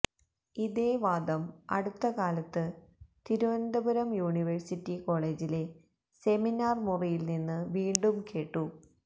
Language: Malayalam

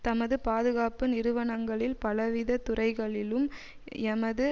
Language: Tamil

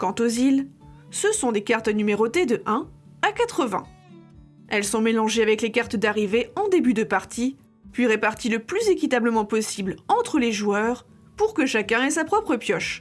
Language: French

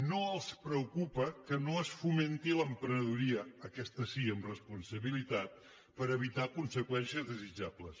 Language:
Catalan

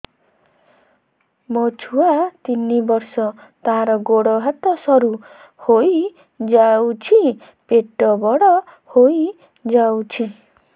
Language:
Odia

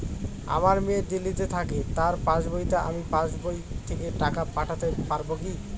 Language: Bangla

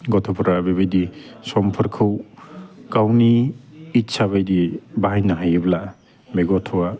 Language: Bodo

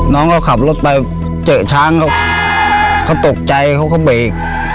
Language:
Thai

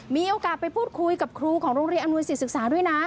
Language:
Thai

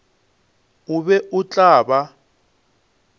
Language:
Northern Sotho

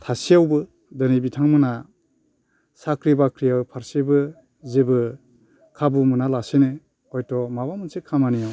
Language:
Bodo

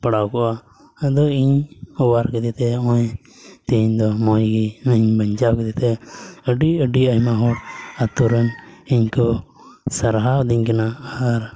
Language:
Santali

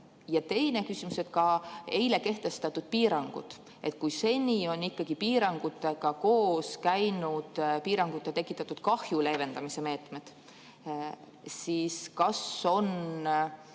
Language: Estonian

